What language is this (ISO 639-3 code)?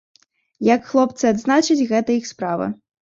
bel